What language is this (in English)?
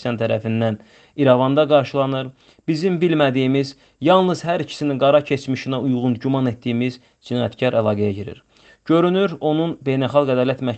Turkish